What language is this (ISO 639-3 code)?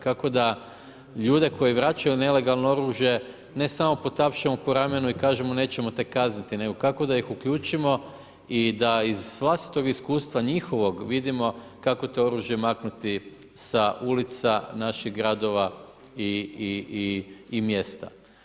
hrv